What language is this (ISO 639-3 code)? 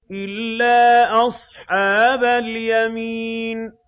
ara